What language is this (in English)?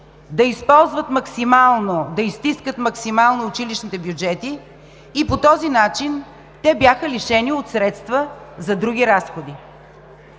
Bulgarian